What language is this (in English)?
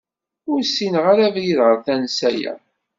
Kabyle